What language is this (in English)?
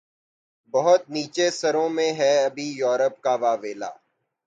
Urdu